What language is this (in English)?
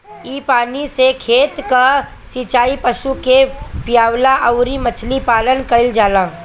Bhojpuri